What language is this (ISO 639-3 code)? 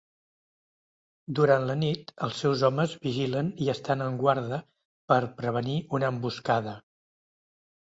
cat